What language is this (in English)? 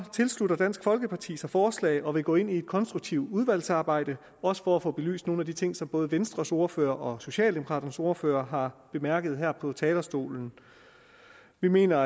Danish